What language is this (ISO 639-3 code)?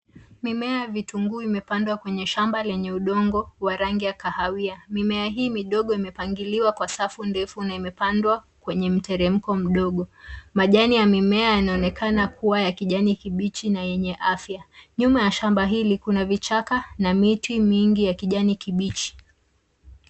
swa